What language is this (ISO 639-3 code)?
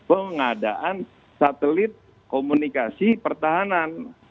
ind